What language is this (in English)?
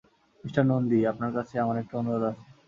Bangla